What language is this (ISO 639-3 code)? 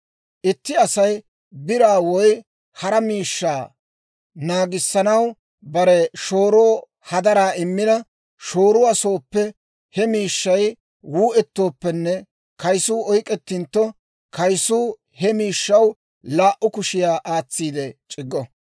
dwr